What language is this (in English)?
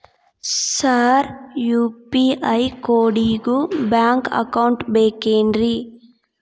Kannada